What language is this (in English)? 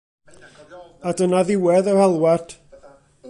Welsh